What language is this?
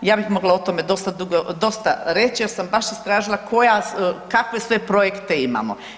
Croatian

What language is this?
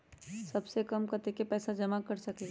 Magahi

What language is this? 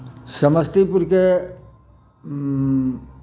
Maithili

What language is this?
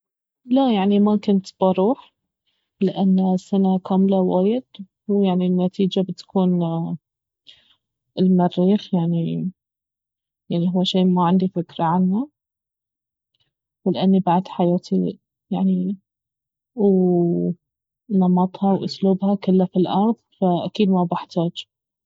Baharna Arabic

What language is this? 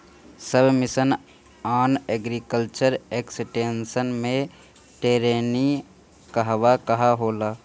Bhojpuri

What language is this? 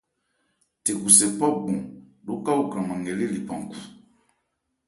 Ebrié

